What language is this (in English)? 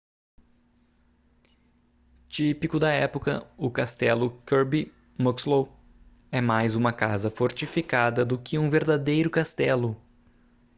Portuguese